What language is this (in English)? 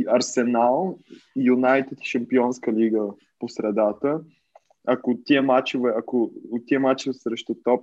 Bulgarian